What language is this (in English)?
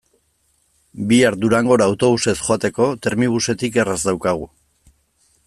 Basque